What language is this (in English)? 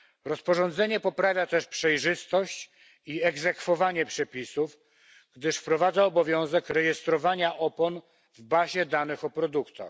Polish